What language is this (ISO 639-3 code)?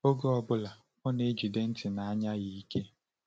ibo